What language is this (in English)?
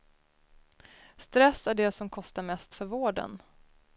Swedish